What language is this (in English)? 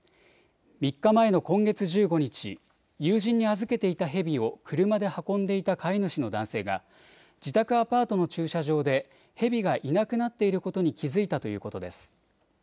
Japanese